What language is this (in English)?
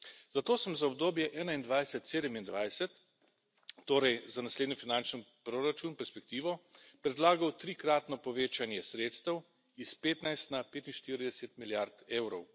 Slovenian